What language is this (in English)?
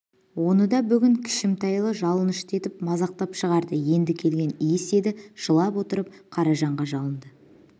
Kazakh